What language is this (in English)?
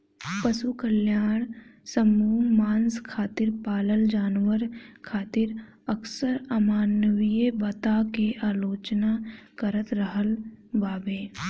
Bhojpuri